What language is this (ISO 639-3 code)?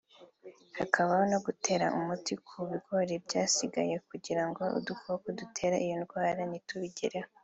kin